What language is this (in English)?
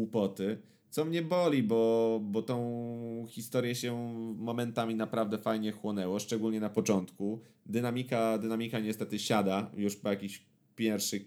Polish